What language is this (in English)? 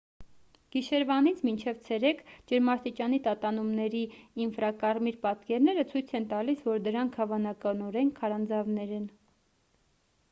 Armenian